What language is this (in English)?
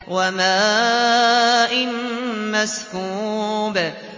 Arabic